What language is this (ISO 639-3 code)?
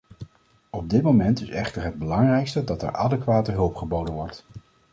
nld